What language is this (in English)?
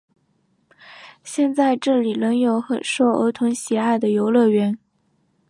Chinese